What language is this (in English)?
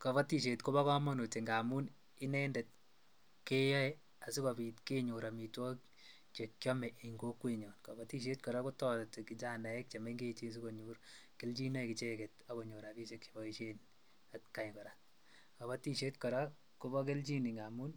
Kalenjin